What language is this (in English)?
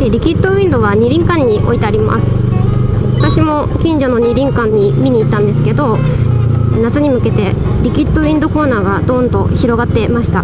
Japanese